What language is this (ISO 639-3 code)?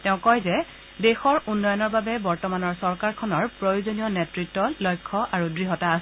asm